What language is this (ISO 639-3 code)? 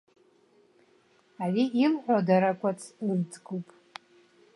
abk